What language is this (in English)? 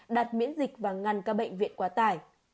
Vietnamese